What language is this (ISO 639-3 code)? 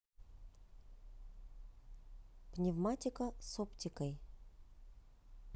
rus